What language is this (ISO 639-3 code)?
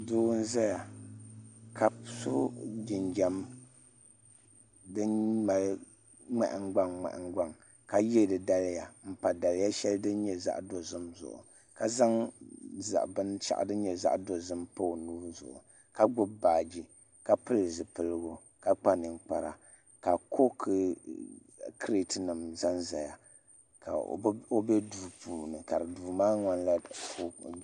dag